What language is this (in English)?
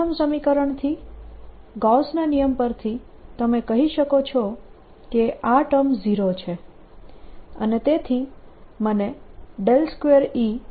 Gujarati